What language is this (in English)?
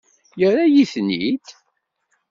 Kabyle